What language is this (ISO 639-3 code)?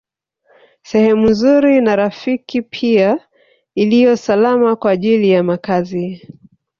swa